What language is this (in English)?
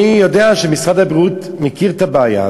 Hebrew